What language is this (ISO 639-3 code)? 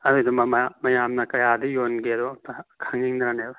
mni